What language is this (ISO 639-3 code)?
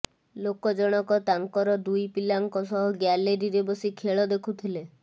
ori